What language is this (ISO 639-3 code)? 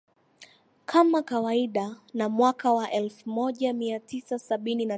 swa